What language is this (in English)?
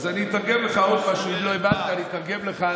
Hebrew